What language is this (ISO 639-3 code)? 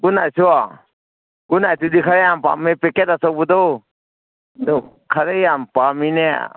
mni